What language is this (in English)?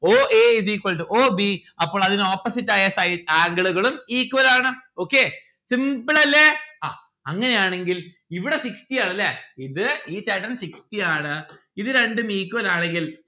Malayalam